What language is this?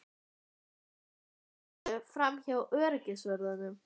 Icelandic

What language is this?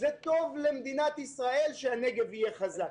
Hebrew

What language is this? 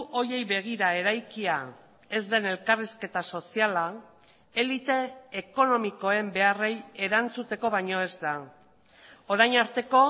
Basque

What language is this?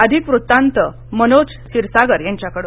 Marathi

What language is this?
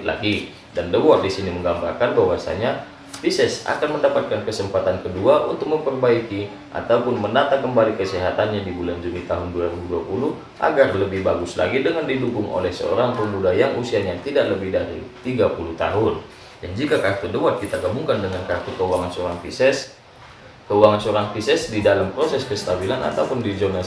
Indonesian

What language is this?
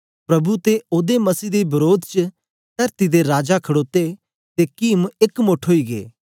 Dogri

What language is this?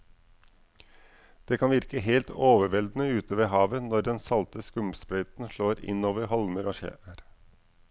Norwegian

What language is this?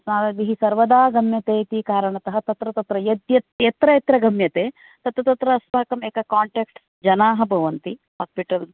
Sanskrit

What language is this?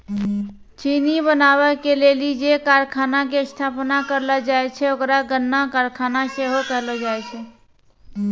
Maithili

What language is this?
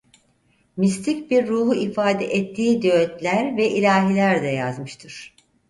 Turkish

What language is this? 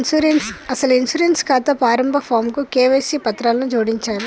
Telugu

